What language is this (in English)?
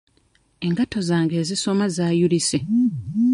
Ganda